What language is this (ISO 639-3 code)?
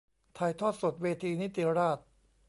tha